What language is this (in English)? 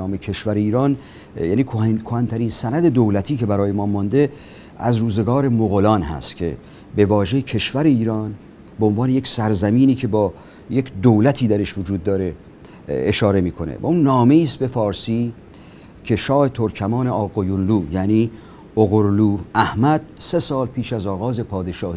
Persian